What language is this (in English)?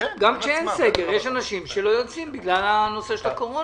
Hebrew